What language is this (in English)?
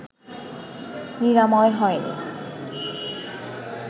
Bangla